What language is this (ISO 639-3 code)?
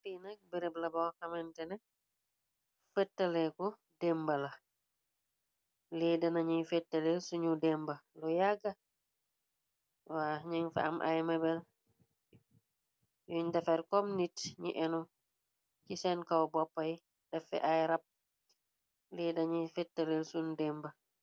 wol